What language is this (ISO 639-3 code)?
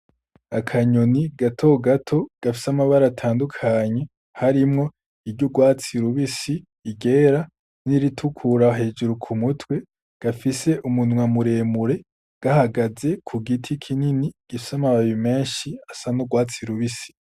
run